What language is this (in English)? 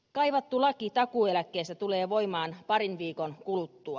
Finnish